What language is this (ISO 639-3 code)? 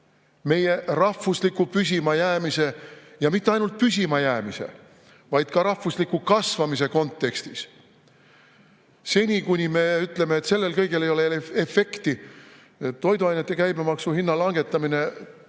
est